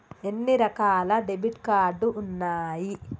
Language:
Telugu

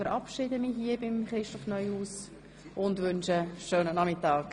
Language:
Swiss German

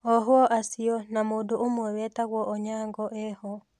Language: Kikuyu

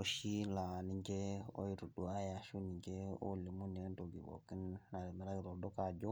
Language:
Masai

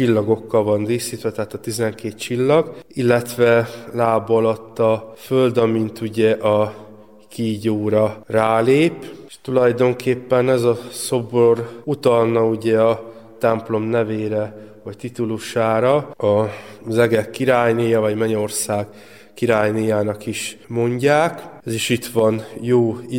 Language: Hungarian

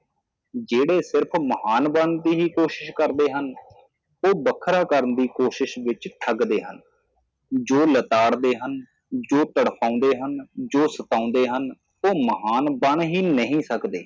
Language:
Punjabi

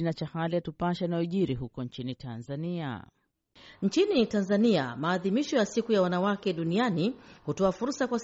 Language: Swahili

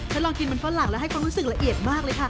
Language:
Thai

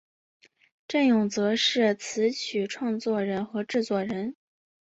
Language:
Chinese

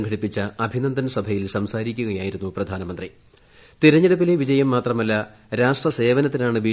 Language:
Malayalam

